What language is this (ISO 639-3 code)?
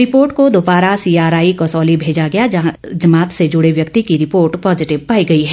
hin